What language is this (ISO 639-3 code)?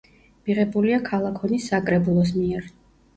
kat